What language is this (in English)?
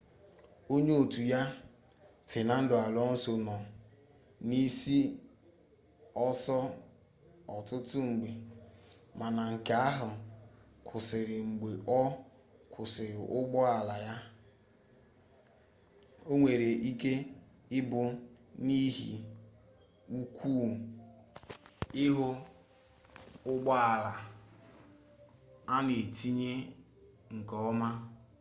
Igbo